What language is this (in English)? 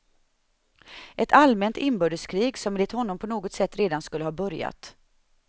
Swedish